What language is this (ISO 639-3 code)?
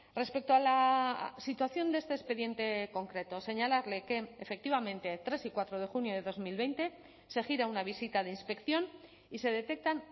spa